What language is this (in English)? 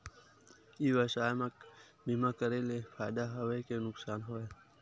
Chhattisgarhi